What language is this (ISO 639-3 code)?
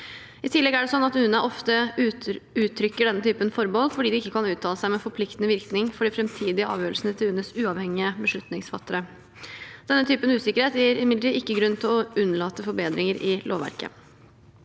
nor